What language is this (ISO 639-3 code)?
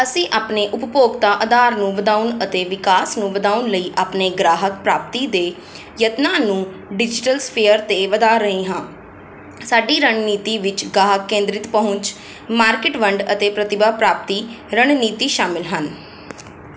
pan